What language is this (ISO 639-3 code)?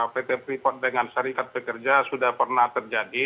ind